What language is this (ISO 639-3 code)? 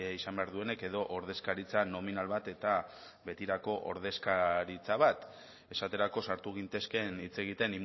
eus